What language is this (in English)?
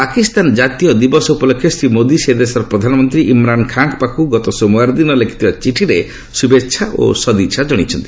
Odia